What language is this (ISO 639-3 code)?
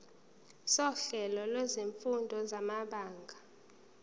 zul